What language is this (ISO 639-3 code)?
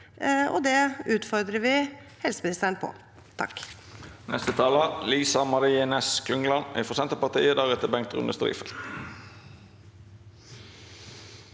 nor